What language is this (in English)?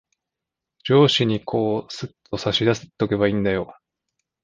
Japanese